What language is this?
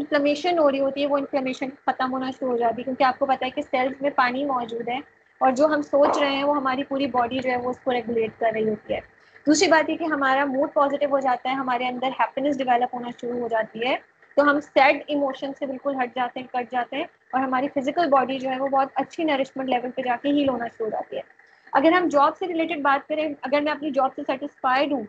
Urdu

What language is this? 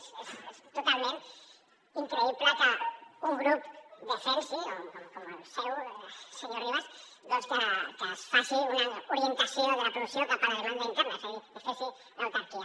Catalan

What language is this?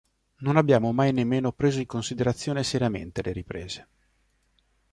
Italian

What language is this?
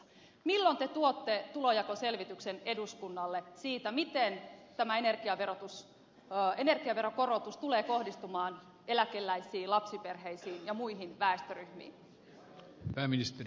Finnish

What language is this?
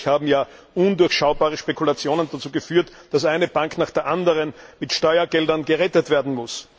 German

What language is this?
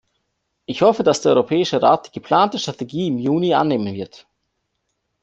German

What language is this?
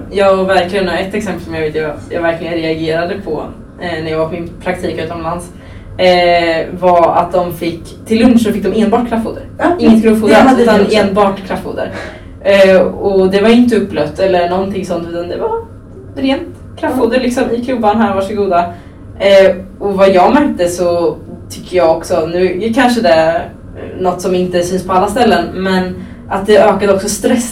Swedish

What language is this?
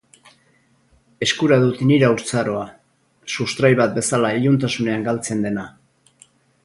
Basque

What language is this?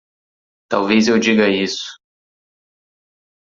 Portuguese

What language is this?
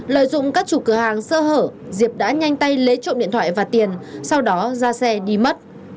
Vietnamese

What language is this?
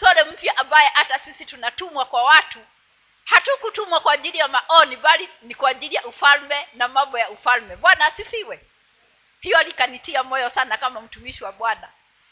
Swahili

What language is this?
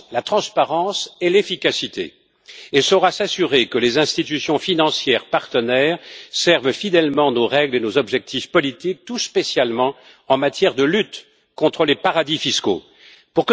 French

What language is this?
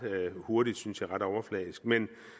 Danish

